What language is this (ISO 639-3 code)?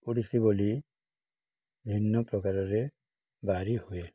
ori